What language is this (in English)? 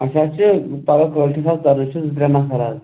Kashmiri